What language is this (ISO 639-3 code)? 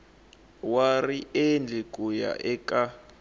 tso